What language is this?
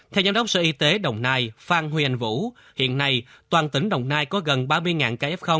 Vietnamese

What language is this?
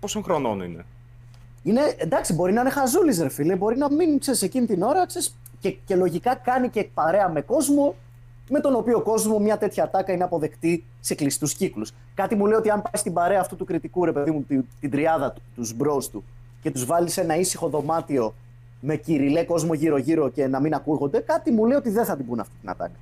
Greek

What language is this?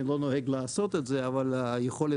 Hebrew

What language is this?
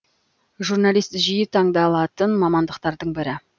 Kazakh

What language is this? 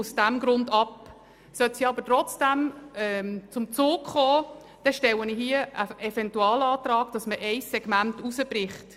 Swiss German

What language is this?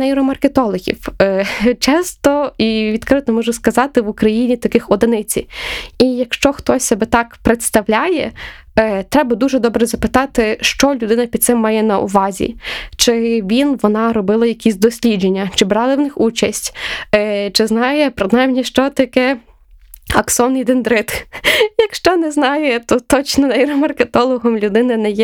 Ukrainian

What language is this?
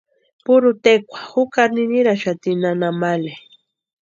Western Highland Purepecha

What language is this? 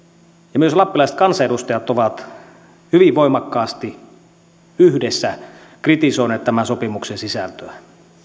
Finnish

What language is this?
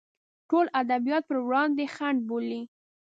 Pashto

